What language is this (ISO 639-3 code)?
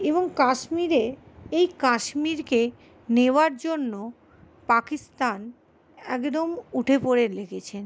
ben